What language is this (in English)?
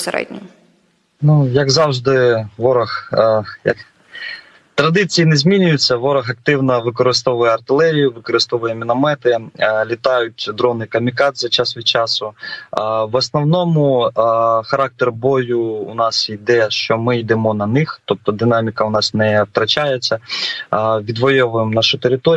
Ukrainian